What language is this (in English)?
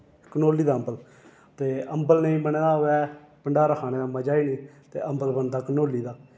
Dogri